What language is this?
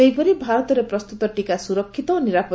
Odia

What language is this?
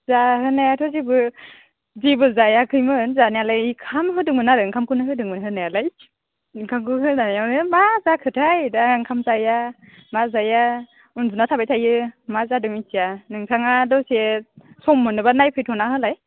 Bodo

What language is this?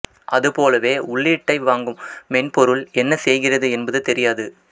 Tamil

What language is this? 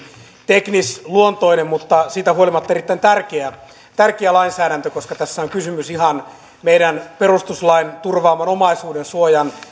Finnish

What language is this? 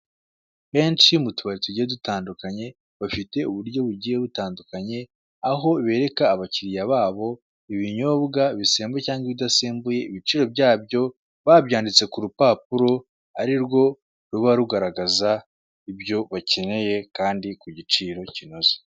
Kinyarwanda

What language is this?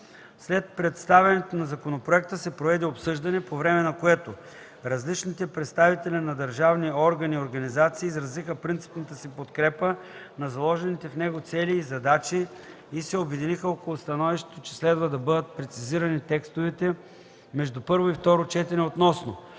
Bulgarian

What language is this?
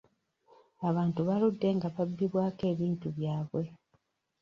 Ganda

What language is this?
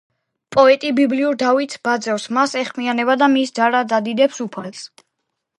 Georgian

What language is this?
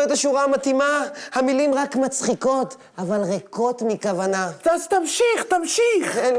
Hebrew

